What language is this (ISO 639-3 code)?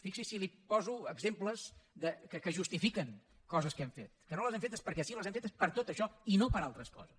cat